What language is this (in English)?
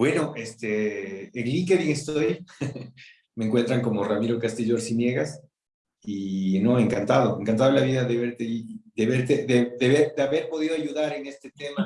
Spanish